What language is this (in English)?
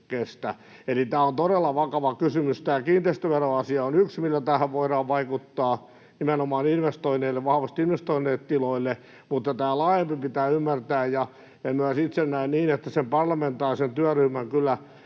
Finnish